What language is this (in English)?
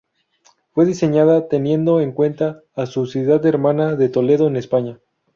Spanish